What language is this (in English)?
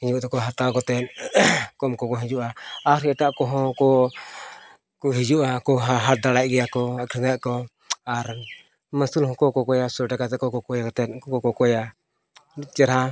Santali